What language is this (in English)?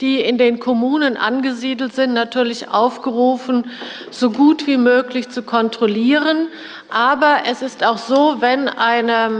German